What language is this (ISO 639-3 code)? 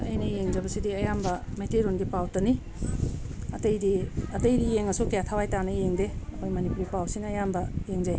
mni